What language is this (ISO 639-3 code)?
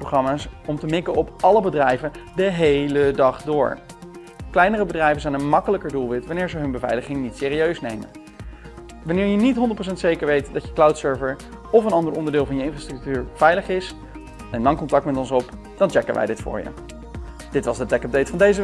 nld